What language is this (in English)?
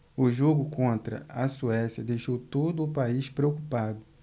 Portuguese